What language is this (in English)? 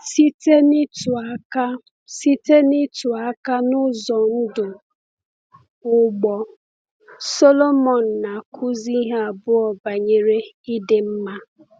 Igbo